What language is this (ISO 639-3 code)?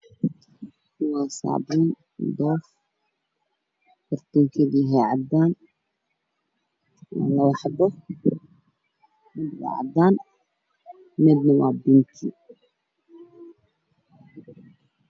som